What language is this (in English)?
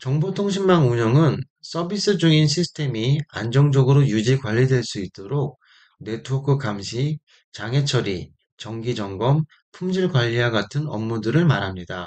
Korean